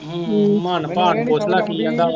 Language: Punjabi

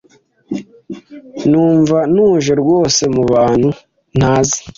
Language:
Kinyarwanda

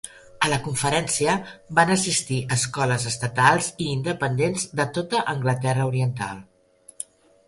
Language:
Catalan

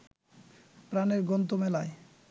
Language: Bangla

